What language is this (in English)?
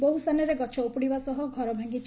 Odia